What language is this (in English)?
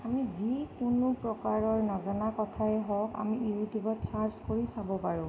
Assamese